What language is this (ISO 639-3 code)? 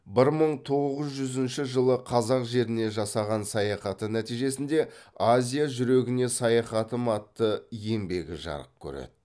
kaz